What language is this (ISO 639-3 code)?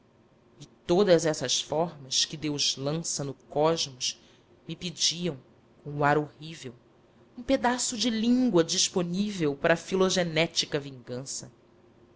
por